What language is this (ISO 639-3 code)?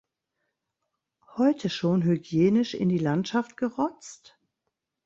deu